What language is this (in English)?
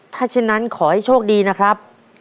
Thai